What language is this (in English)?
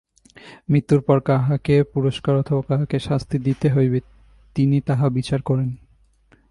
Bangla